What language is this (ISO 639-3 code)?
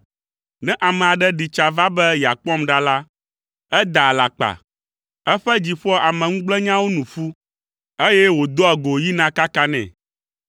ewe